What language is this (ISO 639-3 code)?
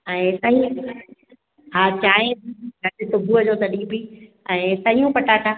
snd